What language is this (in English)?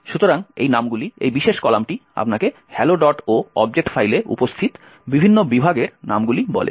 Bangla